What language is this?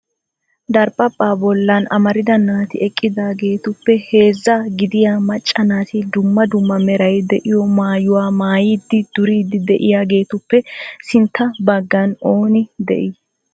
Wolaytta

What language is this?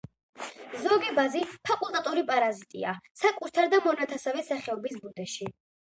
Georgian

